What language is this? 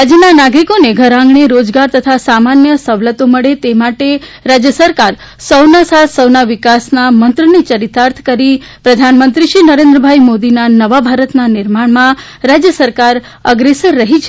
Gujarati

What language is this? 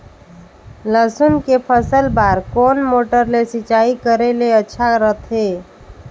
Chhattisgarhi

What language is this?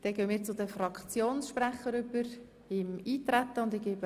Swiss German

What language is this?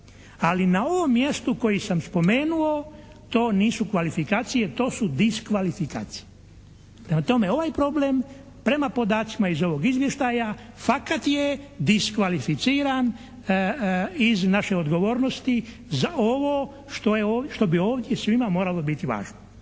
Croatian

